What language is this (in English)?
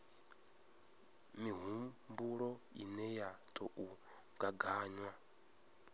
Venda